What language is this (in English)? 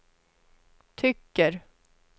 Swedish